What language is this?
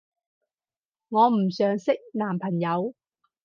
Cantonese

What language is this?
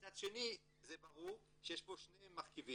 Hebrew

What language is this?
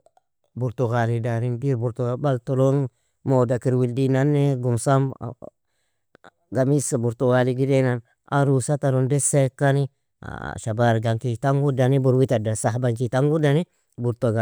Nobiin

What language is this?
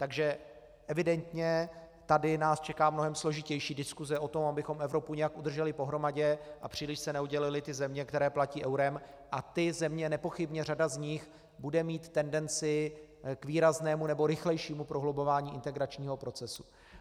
Czech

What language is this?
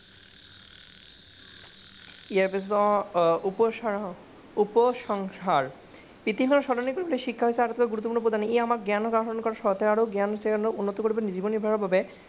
Assamese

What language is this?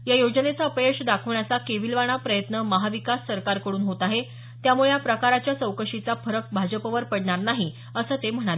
Marathi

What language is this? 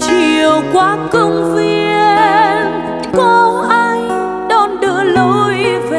Vietnamese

